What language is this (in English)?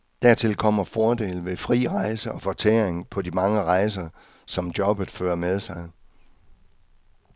Danish